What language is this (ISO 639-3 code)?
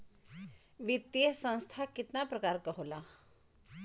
bho